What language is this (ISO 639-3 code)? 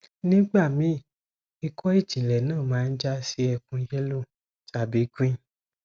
yor